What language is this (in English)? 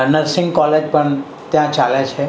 Gujarati